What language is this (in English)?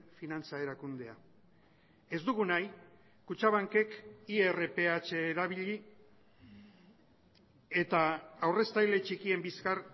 Basque